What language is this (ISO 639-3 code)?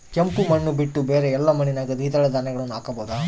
kan